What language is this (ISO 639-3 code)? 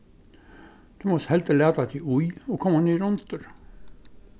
fao